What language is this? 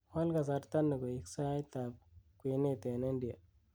Kalenjin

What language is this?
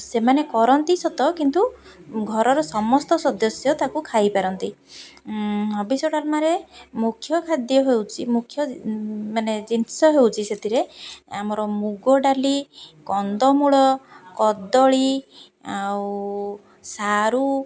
Odia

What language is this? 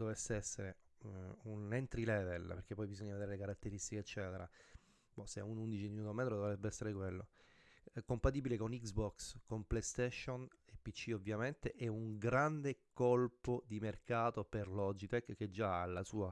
Italian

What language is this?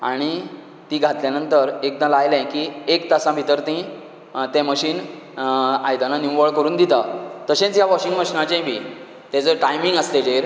Konkani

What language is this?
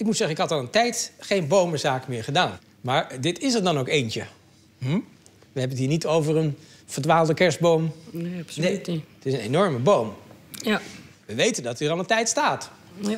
Dutch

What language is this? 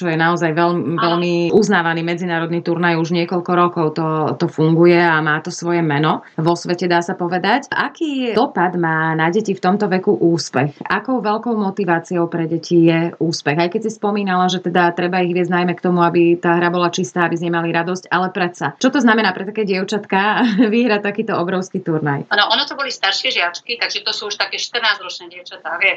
Slovak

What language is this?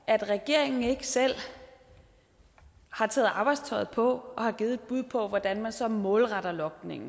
Danish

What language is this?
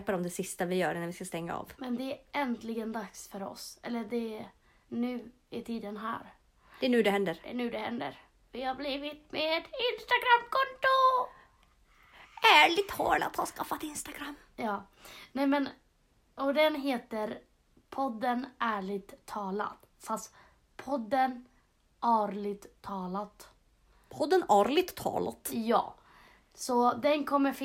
Swedish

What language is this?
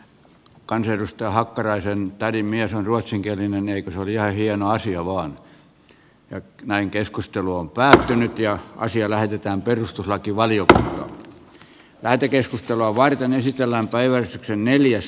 Finnish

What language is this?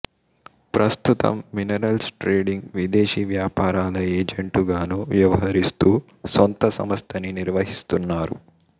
Telugu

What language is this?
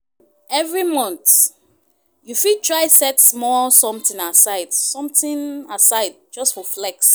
Nigerian Pidgin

